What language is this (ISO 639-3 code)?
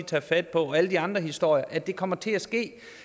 dan